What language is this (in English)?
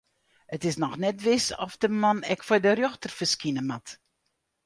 Western Frisian